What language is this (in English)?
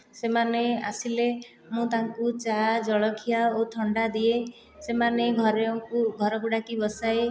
Odia